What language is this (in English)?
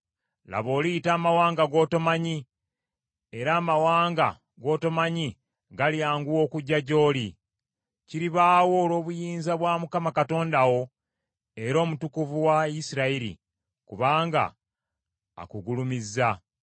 Ganda